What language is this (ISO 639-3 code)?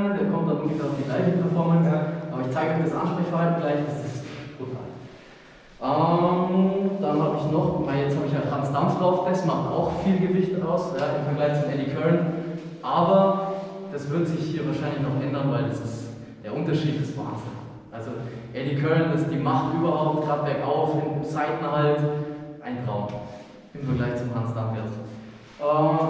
deu